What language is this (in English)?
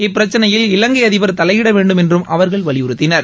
Tamil